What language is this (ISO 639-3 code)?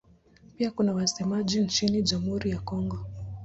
swa